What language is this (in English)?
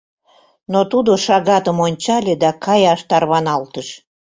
Mari